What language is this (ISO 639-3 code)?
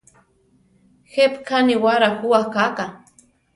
tar